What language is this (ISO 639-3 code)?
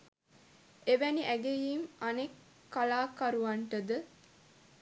sin